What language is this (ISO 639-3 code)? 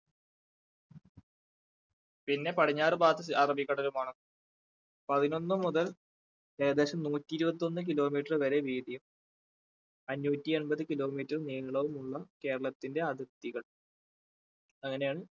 mal